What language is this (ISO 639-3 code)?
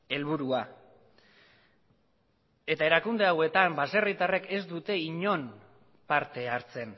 eus